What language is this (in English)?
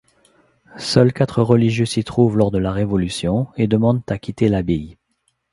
French